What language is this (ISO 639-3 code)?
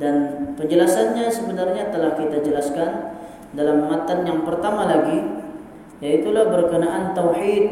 msa